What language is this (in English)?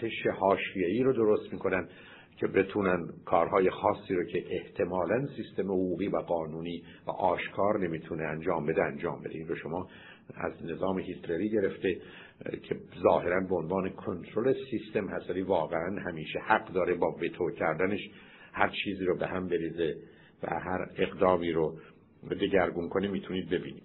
Persian